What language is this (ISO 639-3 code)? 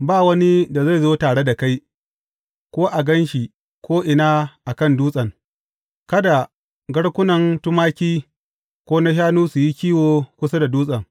hau